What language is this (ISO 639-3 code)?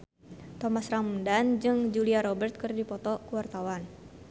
sun